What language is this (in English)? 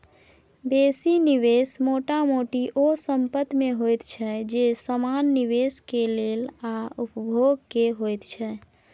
Maithili